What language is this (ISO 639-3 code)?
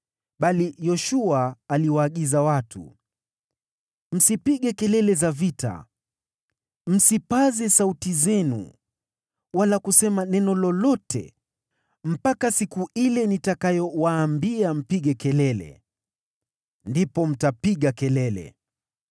swa